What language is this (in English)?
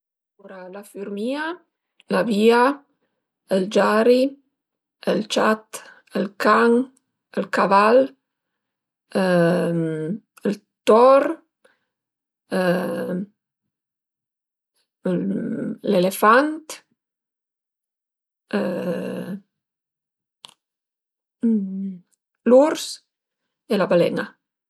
Piedmontese